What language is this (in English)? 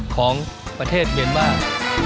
Thai